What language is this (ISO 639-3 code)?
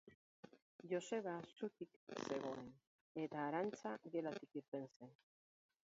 eus